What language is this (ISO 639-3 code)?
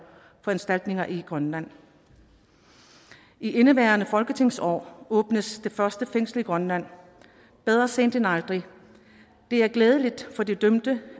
dan